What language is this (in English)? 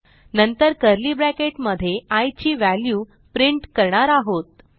Marathi